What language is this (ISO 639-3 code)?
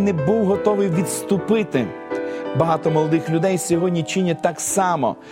ukr